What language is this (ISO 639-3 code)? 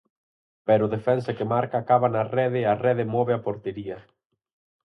glg